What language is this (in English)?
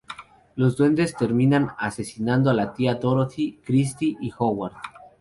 Spanish